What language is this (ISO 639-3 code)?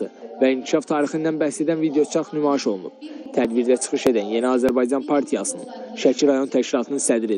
tur